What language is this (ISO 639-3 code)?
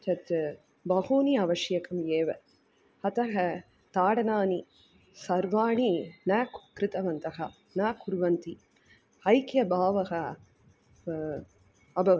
san